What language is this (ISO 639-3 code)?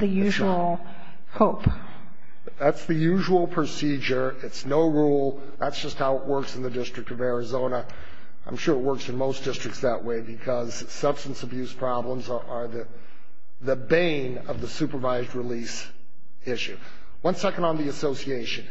eng